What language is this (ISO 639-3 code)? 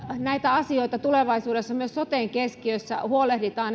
fin